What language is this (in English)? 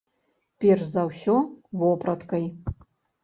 Belarusian